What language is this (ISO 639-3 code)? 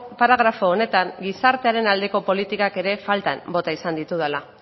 eus